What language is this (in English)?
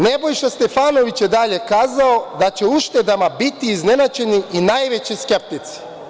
Serbian